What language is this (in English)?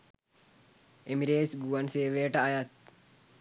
Sinhala